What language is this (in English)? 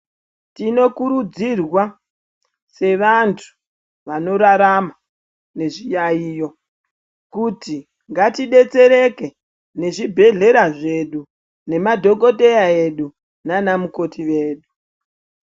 Ndau